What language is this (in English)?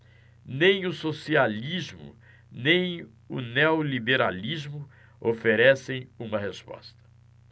Portuguese